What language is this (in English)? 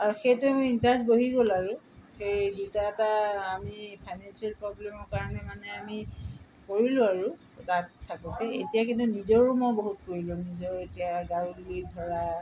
Assamese